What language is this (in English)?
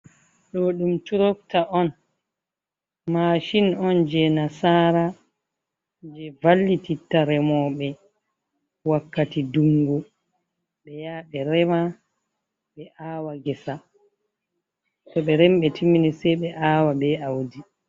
Fula